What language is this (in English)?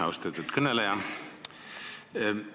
Estonian